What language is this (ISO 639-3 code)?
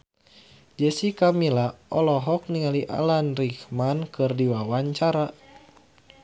sun